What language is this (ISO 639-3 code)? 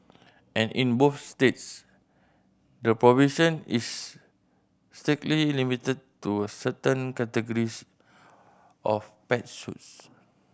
eng